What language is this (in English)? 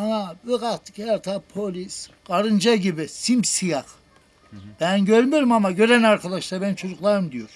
Turkish